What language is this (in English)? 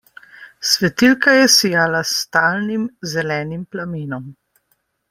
Slovenian